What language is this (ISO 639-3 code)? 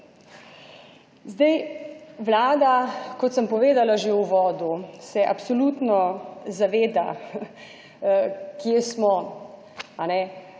slv